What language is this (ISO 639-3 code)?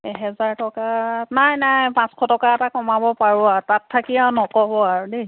asm